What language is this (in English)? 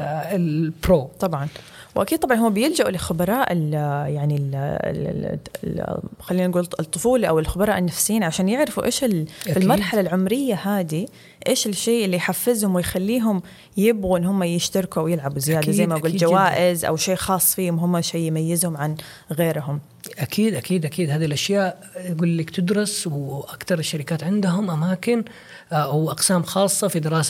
Arabic